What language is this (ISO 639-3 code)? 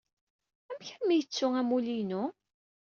kab